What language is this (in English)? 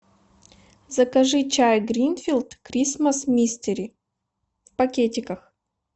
Russian